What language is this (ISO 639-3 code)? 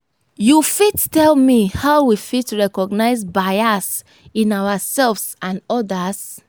pcm